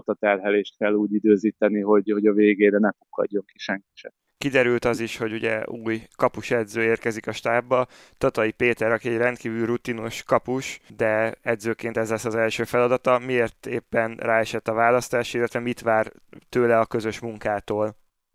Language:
Hungarian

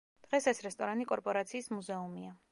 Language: Georgian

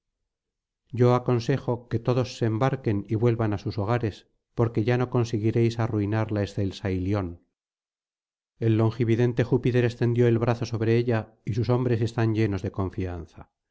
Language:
Spanish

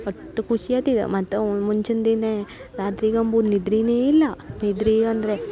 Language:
Kannada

